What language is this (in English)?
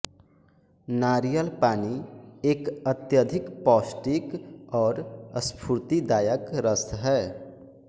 Hindi